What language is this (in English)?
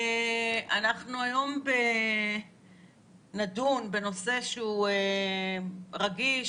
Hebrew